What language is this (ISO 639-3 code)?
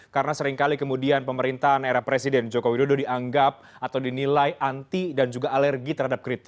ind